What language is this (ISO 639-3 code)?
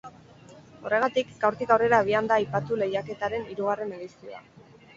eus